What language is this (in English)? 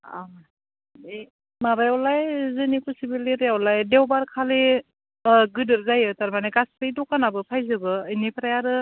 Bodo